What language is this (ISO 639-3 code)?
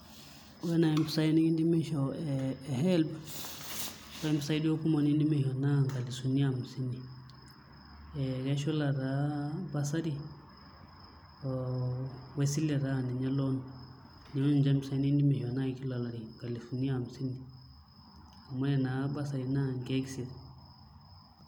mas